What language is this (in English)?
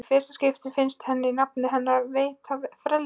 Icelandic